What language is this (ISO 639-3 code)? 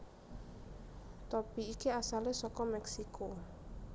jav